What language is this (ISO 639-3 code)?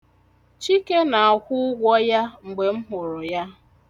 ibo